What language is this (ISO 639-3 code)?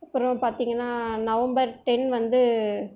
tam